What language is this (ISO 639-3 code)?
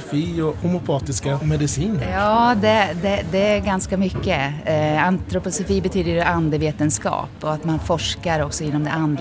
swe